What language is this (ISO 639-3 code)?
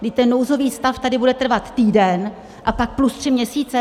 ces